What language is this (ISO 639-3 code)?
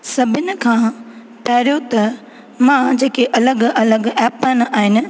snd